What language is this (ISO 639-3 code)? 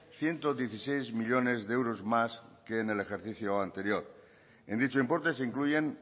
spa